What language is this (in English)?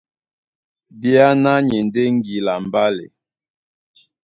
Duala